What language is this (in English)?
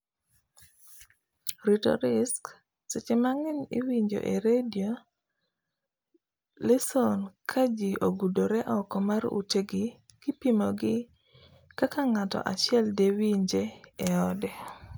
Luo (Kenya and Tanzania)